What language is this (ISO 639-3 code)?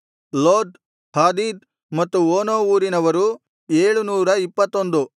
kan